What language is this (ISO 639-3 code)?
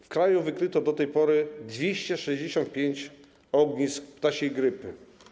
pol